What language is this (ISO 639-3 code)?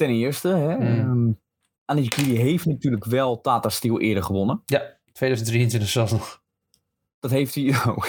nld